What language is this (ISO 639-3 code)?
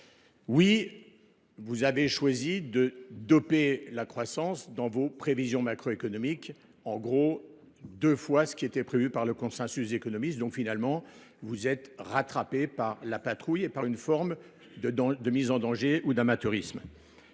fra